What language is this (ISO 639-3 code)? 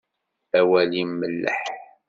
kab